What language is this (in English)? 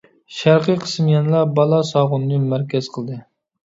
Uyghur